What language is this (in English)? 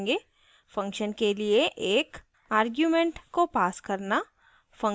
Hindi